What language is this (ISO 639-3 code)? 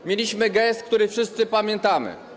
pol